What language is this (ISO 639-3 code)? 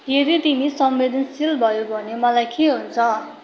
nep